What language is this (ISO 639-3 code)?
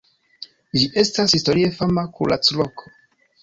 epo